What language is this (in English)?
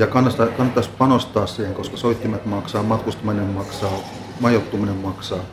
Finnish